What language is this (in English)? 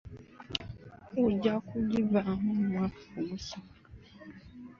Ganda